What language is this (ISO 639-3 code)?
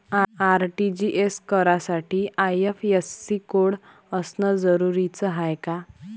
mar